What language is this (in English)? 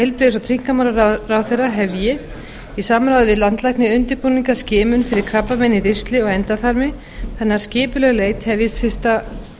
Icelandic